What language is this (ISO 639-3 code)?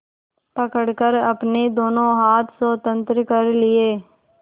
hin